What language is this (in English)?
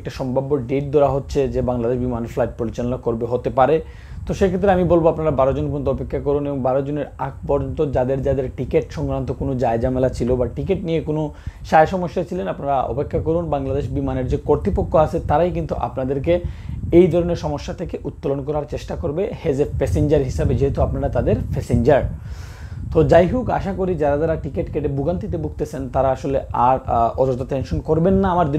Indonesian